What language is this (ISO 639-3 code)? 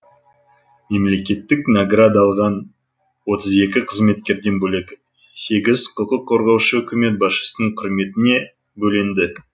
kaz